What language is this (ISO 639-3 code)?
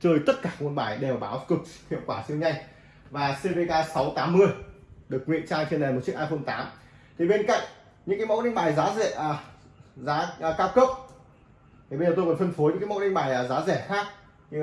vie